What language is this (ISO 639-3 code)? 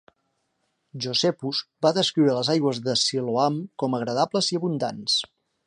cat